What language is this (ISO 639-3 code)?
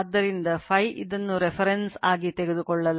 kan